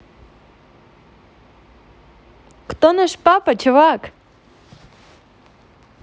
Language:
Russian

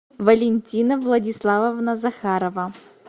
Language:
Russian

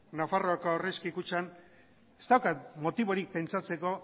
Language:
Basque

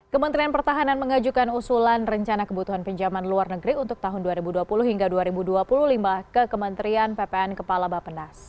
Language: Indonesian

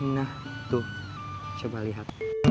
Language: Indonesian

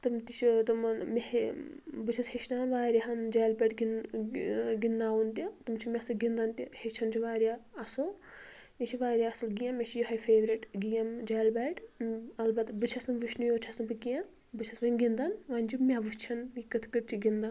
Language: Kashmiri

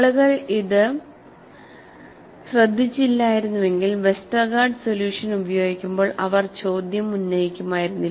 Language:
Malayalam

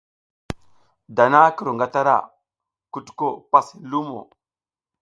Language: South Giziga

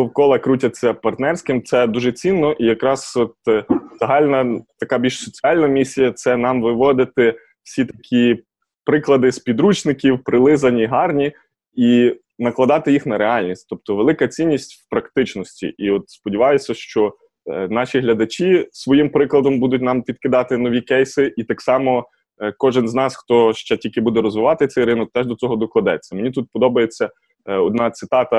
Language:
Ukrainian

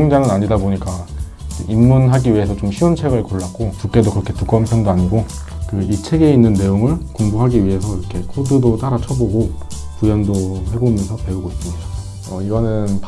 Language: Korean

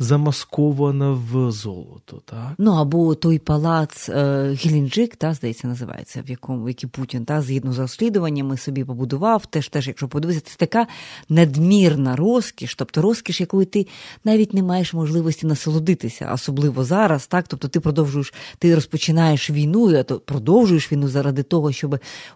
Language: Ukrainian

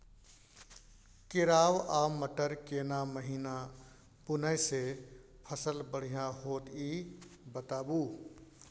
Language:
Maithili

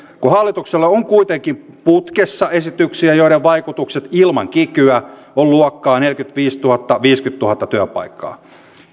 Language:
Finnish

